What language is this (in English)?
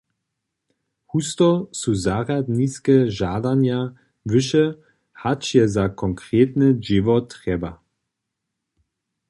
Upper Sorbian